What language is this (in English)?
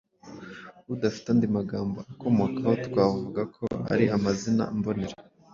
Kinyarwanda